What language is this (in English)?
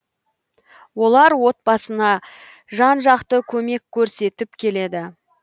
Kazakh